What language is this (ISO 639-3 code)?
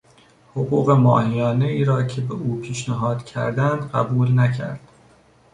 fas